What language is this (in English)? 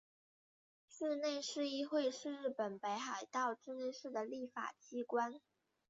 Chinese